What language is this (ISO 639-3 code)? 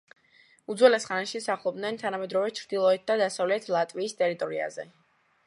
kat